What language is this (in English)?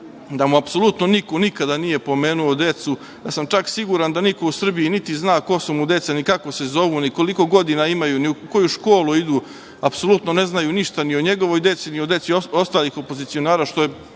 Serbian